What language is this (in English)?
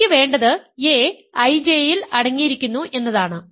Malayalam